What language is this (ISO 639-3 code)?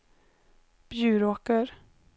swe